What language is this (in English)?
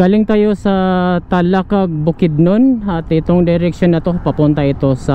Filipino